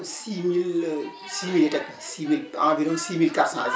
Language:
Wolof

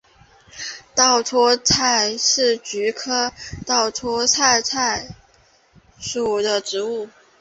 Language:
Chinese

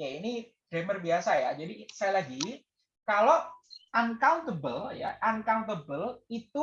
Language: Indonesian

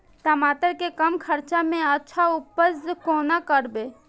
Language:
Maithili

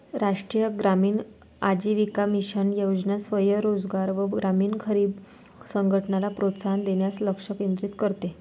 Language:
Marathi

